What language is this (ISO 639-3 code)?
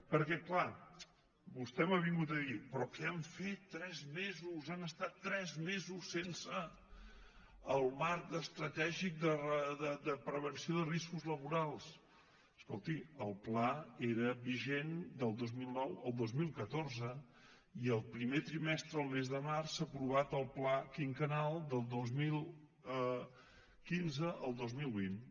cat